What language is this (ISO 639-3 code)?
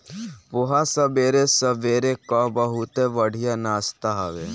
bho